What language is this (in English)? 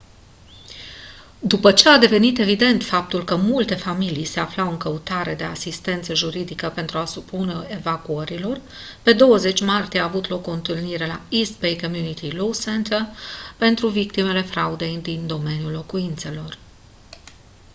Romanian